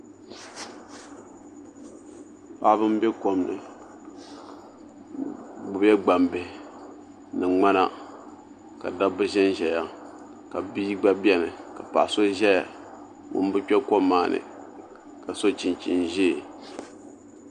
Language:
Dagbani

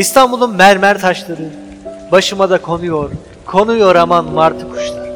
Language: Turkish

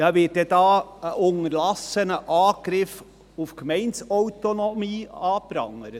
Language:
Swiss German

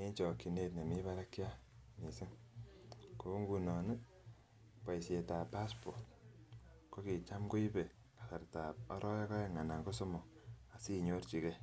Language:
Kalenjin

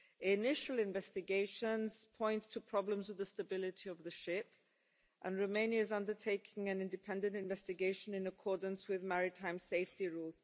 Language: English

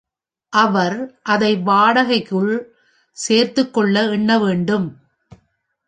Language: Tamil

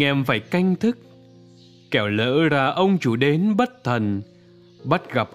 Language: Vietnamese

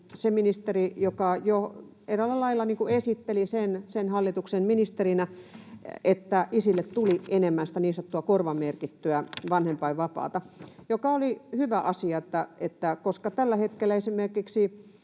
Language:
Finnish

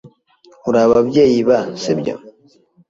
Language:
Kinyarwanda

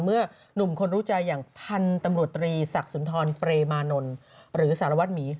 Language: Thai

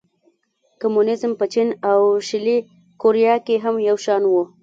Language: Pashto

